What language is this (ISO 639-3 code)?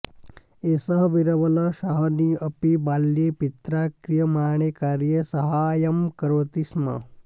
san